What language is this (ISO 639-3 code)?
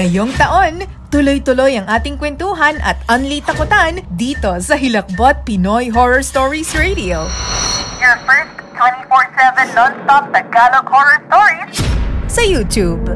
fil